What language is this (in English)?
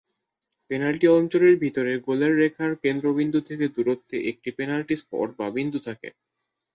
Bangla